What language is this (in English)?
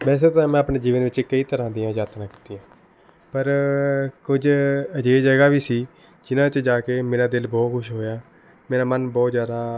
Punjabi